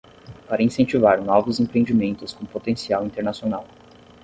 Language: Portuguese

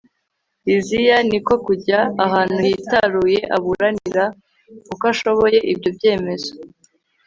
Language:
Kinyarwanda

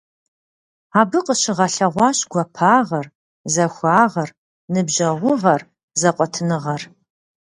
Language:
Kabardian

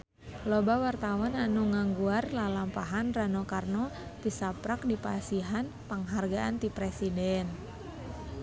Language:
Sundanese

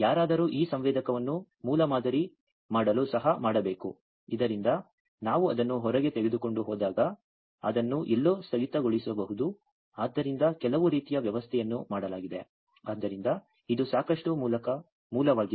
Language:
Kannada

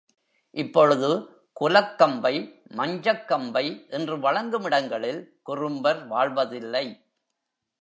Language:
Tamil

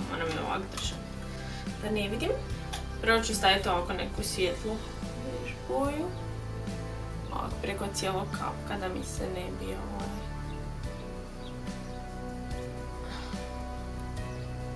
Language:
Romanian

